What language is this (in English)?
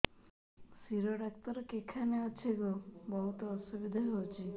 Odia